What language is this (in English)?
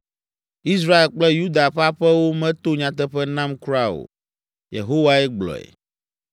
Ewe